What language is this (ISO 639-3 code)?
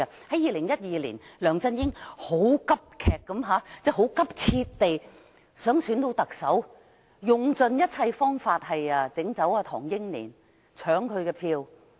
yue